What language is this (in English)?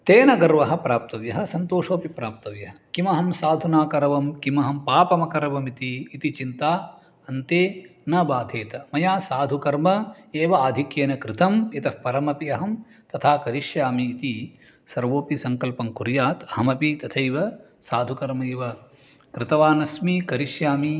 Sanskrit